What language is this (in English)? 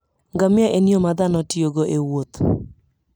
Luo (Kenya and Tanzania)